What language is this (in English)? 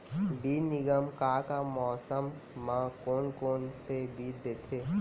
Chhattisgarhi